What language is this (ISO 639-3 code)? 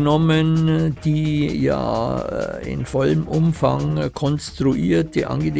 deu